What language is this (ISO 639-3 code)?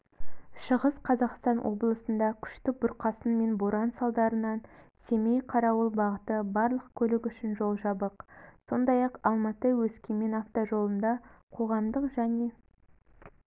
kaz